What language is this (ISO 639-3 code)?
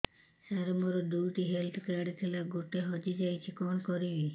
ori